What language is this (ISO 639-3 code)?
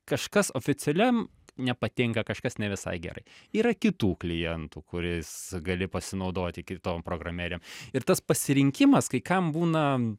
lit